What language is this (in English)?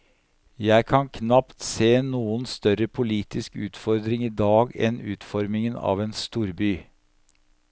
Norwegian